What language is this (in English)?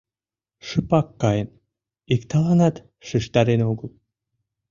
Mari